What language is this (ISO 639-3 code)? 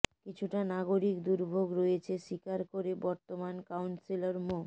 ben